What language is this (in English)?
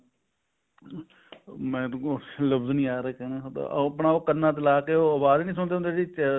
Punjabi